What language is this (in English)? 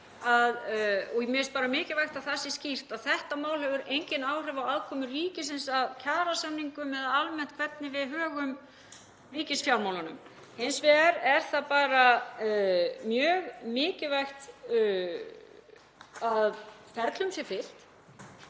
Icelandic